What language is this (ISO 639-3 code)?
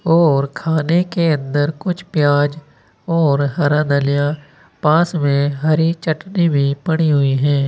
hin